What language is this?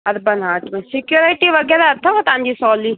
Sindhi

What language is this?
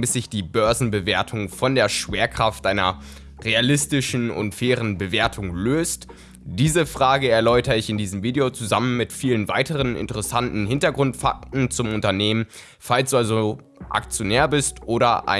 German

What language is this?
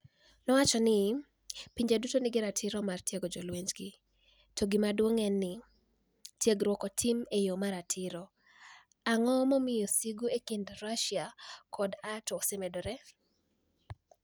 Luo (Kenya and Tanzania)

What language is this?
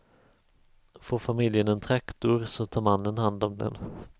Swedish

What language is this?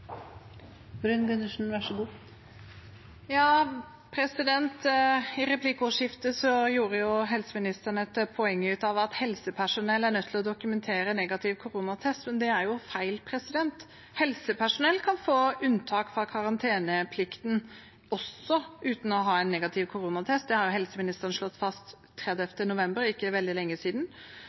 Norwegian Bokmål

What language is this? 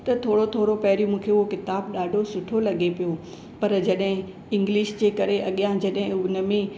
Sindhi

